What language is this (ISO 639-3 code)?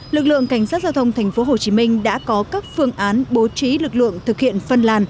vie